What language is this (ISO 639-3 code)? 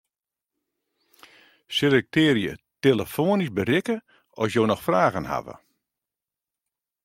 fry